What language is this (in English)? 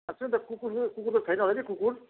Nepali